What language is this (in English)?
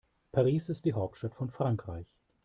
German